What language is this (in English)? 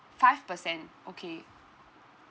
English